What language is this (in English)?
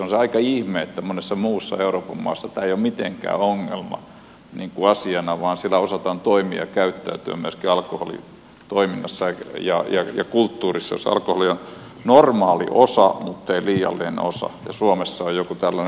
Finnish